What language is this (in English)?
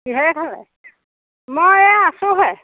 Assamese